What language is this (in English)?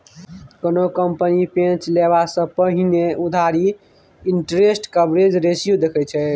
Maithili